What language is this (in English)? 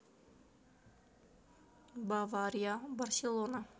Russian